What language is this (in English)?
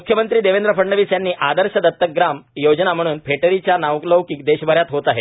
Marathi